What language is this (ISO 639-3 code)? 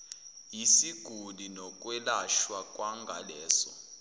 zul